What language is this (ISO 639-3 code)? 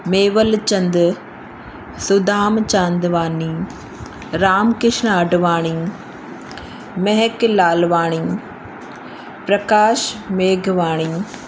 snd